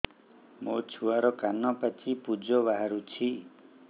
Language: Odia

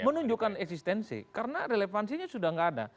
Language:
Indonesian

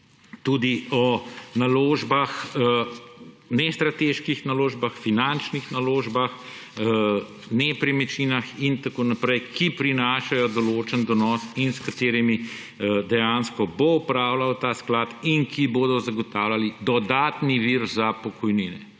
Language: Slovenian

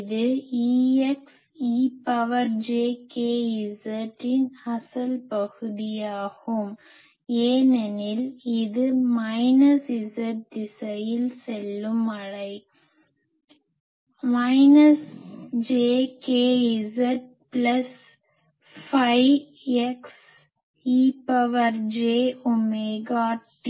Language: Tamil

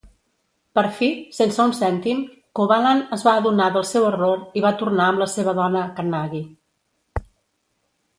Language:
Catalan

